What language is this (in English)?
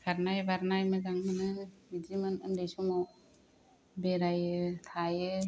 Bodo